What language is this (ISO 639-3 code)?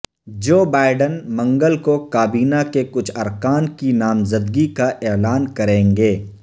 urd